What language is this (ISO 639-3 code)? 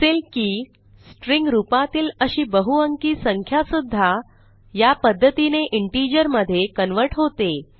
mar